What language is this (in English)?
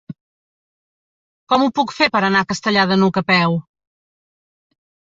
Catalan